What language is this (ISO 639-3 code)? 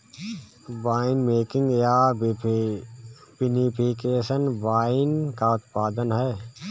hin